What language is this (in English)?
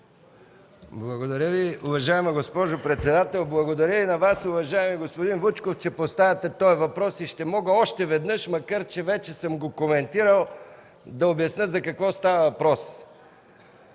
Bulgarian